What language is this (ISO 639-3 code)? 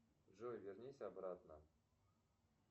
rus